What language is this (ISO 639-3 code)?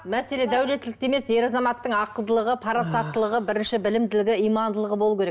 kaz